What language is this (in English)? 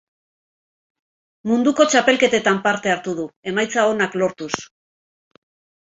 Basque